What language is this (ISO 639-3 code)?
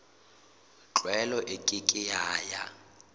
sot